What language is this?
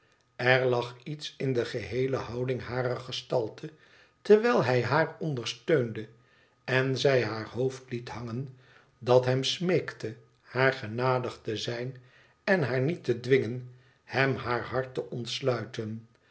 Dutch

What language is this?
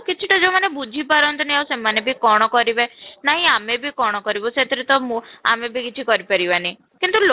Odia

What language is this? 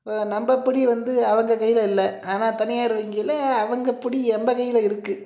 Tamil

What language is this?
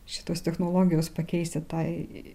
Lithuanian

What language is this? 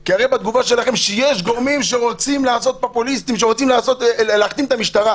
Hebrew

